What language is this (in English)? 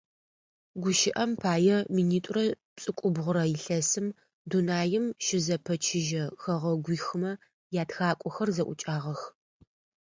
Adyghe